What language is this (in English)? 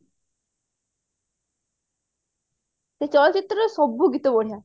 Odia